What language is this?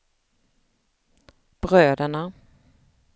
Swedish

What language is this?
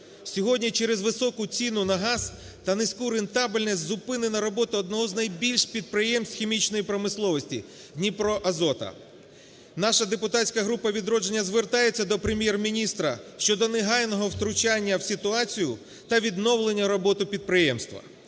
Ukrainian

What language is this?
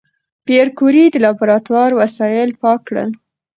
Pashto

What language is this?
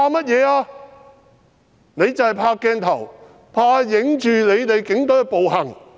Cantonese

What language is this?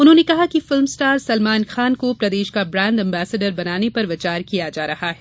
Hindi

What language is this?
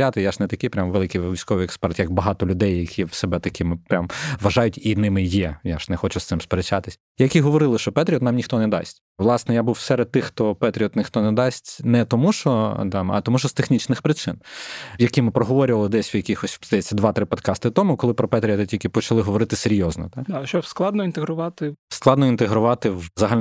Ukrainian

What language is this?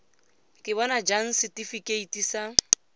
Tswana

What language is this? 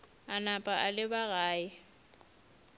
Northern Sotho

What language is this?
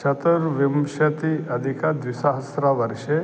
Sanskrit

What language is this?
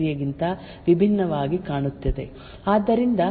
Kannada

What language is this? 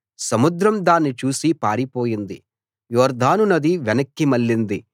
Telugu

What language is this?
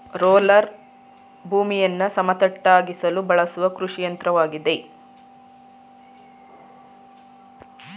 Kannada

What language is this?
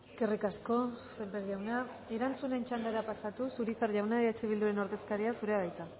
Basque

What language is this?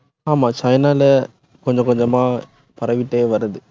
Tamil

